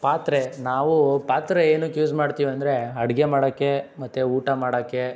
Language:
Kannada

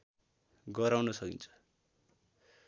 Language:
Nepali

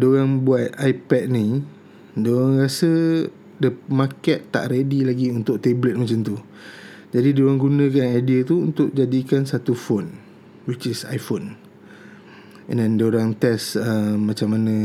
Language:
Malay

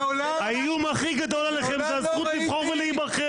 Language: Hebrew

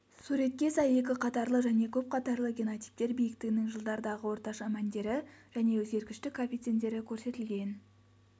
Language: Kazakh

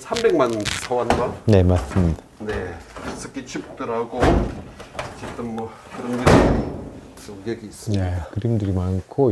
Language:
Korean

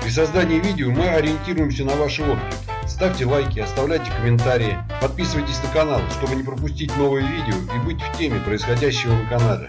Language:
Russian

